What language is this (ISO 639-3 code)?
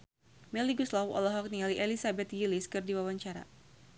sun